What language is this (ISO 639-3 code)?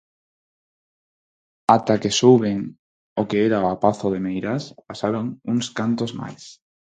glg